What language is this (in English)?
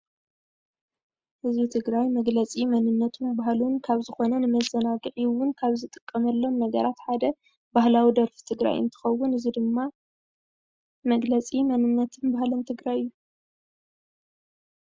Tigrinya